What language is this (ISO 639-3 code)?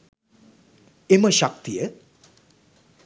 sin